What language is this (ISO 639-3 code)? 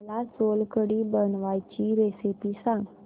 mar